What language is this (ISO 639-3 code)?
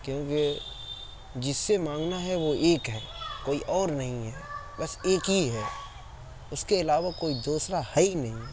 urd